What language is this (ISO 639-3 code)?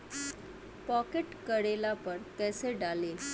bho